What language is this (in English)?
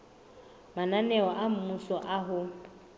Southern Sotho